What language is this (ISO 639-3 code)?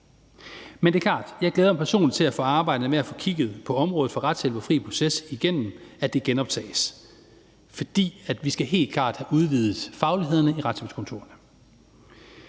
dan